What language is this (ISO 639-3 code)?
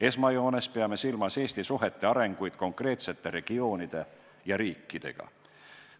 est